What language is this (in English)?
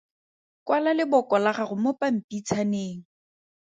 Tswana